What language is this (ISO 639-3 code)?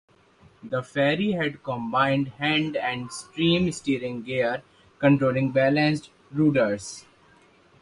eng